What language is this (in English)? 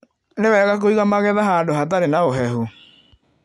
Kikuyu